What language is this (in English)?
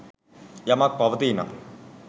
Sinhala